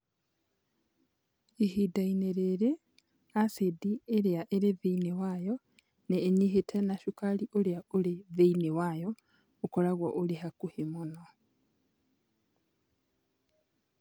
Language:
Kikuyu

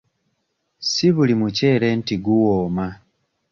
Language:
Ganda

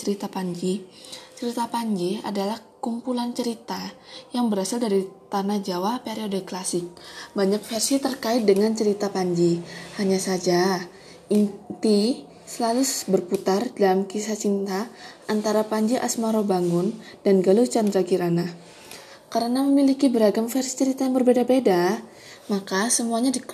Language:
Indonesian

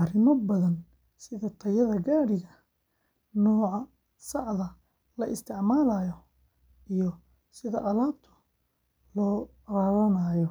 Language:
Somali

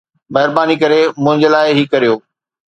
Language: Sindhi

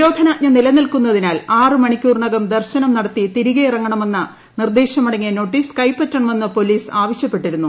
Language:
Malayalam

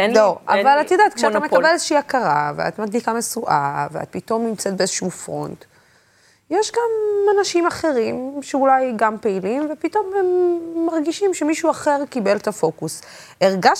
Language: Hebrew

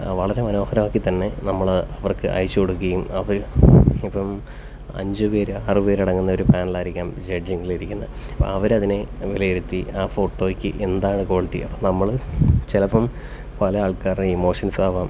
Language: Malayalam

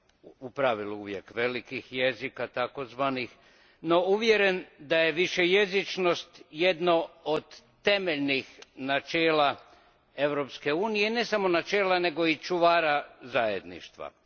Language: Croatian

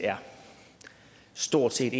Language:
Danish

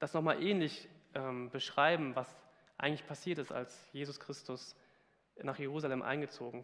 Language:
German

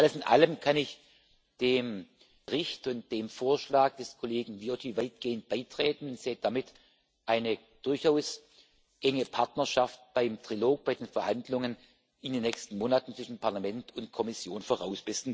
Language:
German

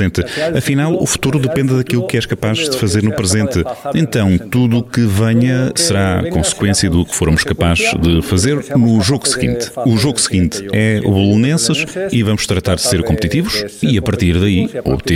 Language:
Portuguese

